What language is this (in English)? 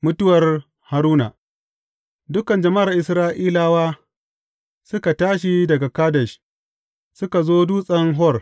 Hausa